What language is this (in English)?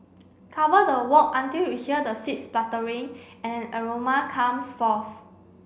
English